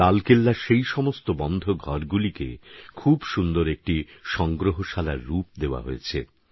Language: Bangla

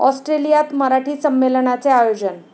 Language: Marathi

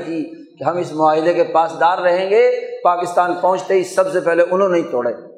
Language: Urdu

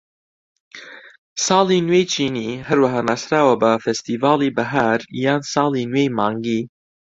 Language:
Central Kurdish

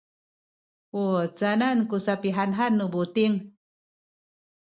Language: Sakizaya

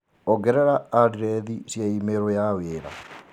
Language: Kikuyu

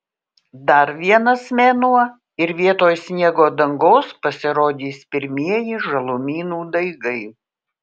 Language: Lithuanian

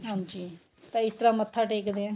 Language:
Punjabi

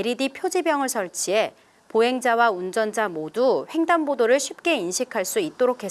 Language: Korean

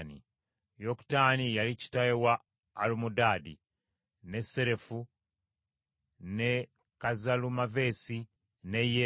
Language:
Ganda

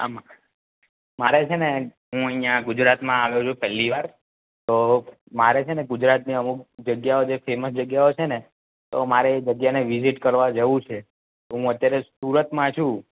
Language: Gujarati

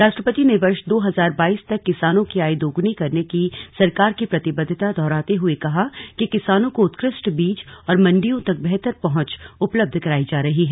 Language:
Hindi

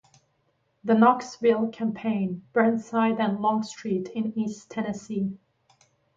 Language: English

